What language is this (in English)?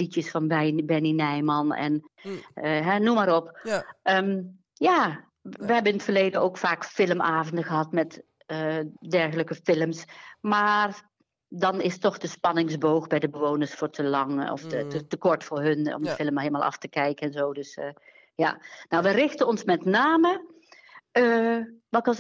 Dutch